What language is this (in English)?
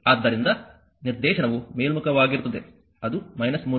Kannada